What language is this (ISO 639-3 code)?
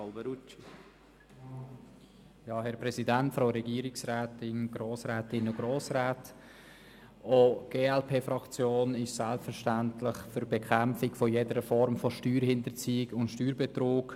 gsw